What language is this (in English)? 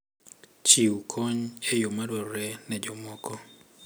Luo (Kenya and Tanzania)